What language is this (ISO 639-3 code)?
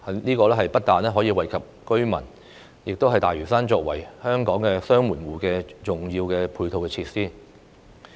yue